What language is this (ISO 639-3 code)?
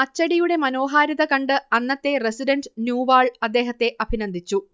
mal